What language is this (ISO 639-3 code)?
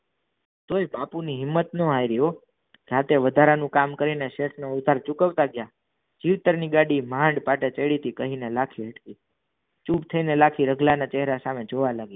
guj